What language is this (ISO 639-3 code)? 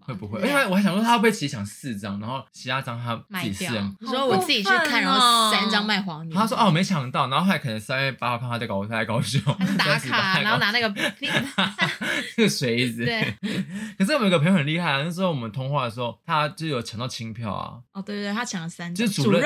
zho